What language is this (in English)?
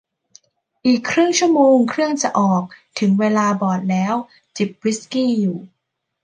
Thai